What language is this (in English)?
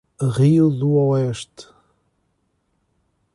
Portuguese